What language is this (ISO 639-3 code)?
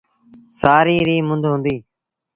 sbn